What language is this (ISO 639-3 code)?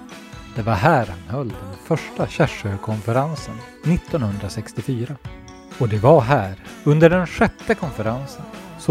swe